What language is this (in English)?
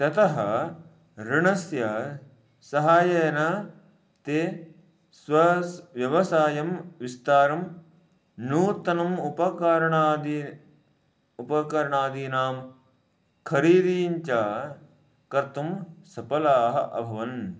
Sanskrit